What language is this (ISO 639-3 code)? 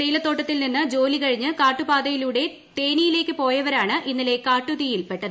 mal